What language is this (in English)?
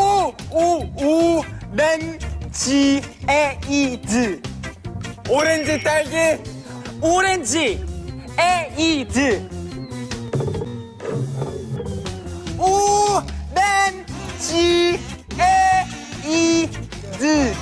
Korean